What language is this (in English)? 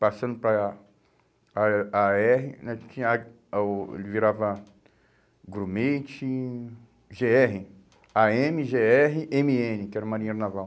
Portuguese